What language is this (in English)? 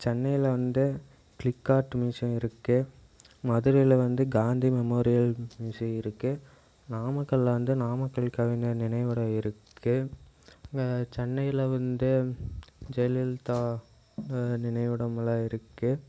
Tamil